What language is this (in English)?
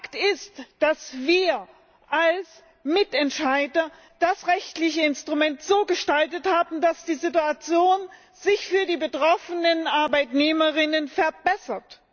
German